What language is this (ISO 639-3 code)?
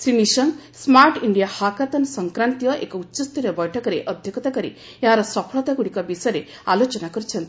ori